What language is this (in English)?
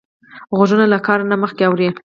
Pashto